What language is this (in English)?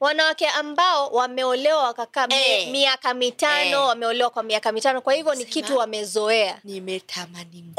Swahili